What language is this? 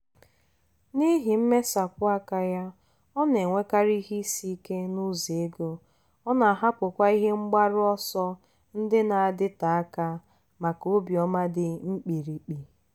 Igbo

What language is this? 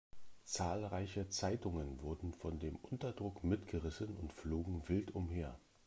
German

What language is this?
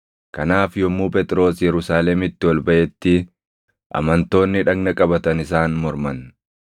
Oromo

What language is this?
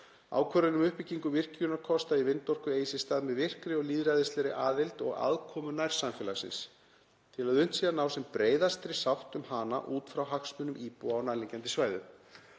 Icelandic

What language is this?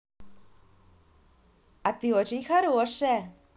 Russian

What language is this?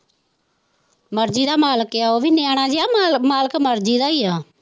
Punjabi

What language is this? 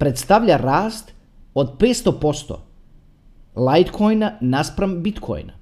Croatian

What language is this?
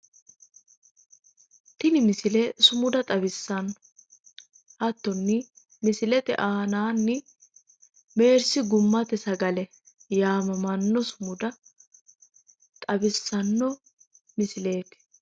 Sidamo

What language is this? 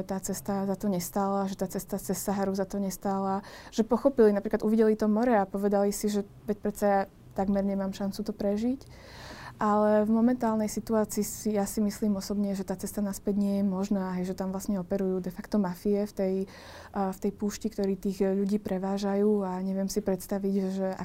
Slovak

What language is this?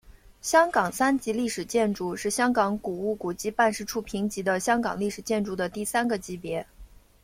Chinese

